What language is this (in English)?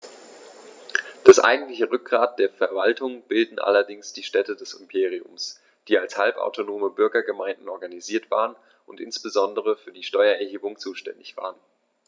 German